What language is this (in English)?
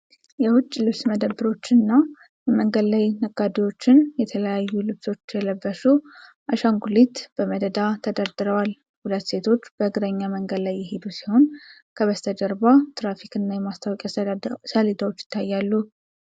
Amharic